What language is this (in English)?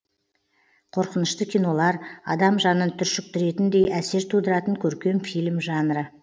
Kazakh